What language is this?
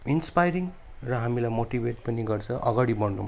Nepali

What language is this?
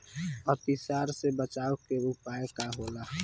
Bhojpuri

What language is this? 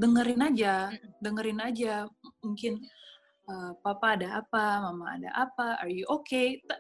Indonesian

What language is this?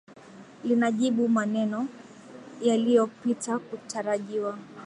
Swahili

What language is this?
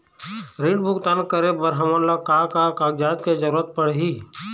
Chhattisgarhi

